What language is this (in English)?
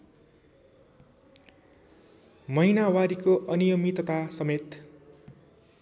Nepali